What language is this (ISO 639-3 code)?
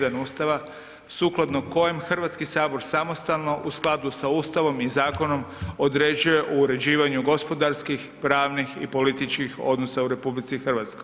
hrv